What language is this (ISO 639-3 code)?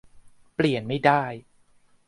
tha